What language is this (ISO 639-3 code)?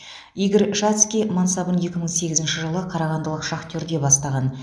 kaz